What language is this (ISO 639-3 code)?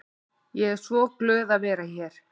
isl